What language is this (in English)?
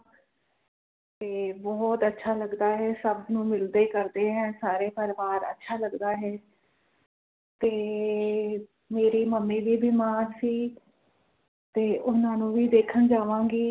Punjabi